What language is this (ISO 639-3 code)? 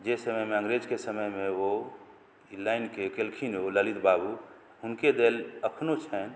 mai